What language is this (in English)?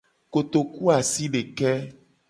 Gen